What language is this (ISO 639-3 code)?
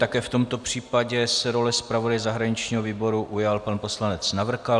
ces